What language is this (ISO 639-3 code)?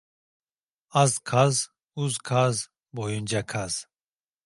tur